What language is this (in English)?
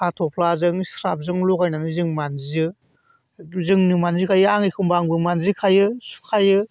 Bodo